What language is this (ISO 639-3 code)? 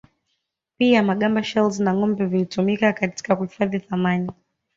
swa